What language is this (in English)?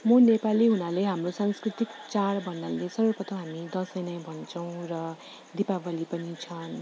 Nepali